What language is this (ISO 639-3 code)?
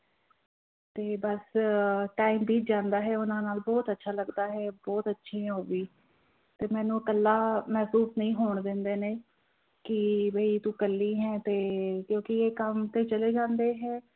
pan